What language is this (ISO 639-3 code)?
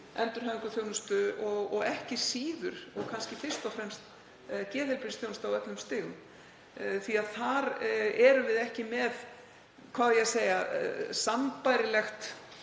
isl